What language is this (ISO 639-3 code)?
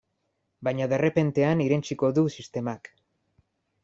eus